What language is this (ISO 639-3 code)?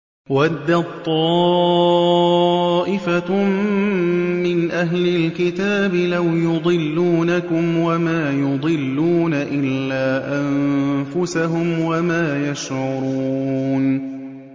ara